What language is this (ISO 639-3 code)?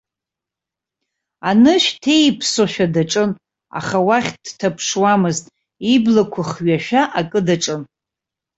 abk